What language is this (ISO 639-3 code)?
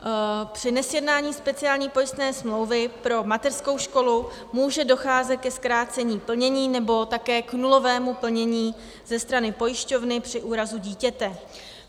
ces